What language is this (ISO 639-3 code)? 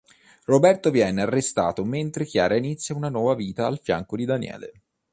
ita